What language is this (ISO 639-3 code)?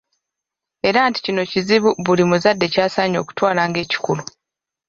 lug